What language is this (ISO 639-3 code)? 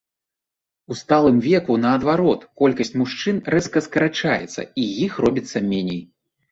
bel